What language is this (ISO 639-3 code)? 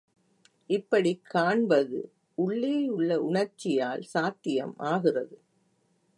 tam